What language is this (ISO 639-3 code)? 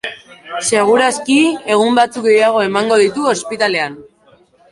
eus